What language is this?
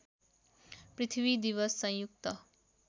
Nepali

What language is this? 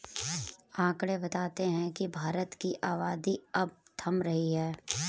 Hindi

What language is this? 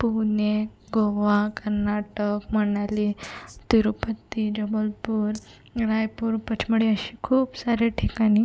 Marathi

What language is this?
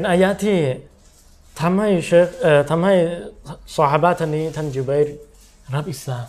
Thai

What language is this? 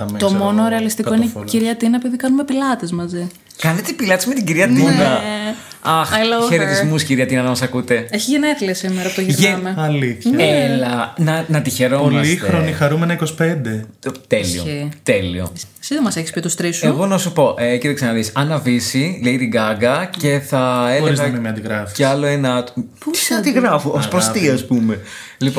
Greek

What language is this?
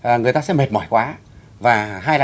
Vietnamese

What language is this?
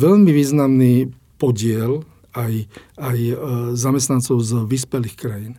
Slovak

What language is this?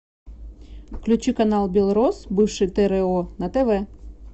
Russian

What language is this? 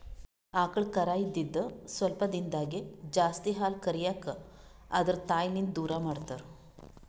Kannada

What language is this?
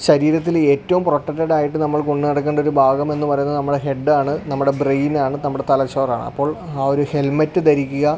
Malayalam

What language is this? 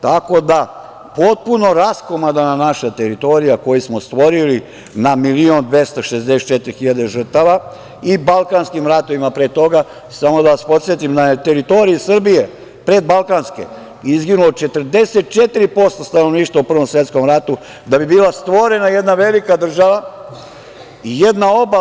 Serbian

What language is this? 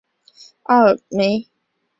Chinese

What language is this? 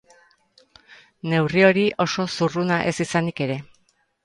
Basque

